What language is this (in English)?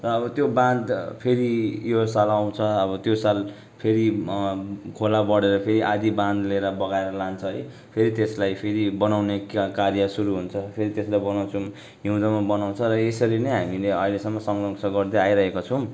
Nepali